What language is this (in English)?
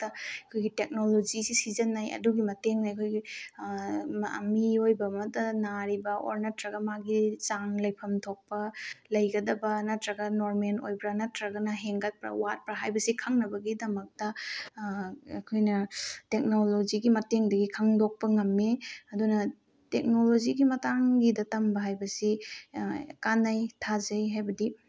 Manipuri